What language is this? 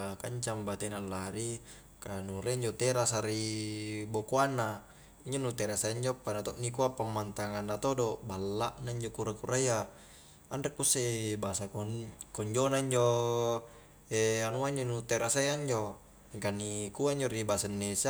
Highland Konjo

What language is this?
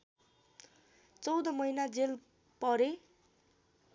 Nepali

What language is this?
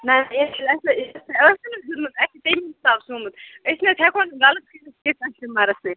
Kashmiri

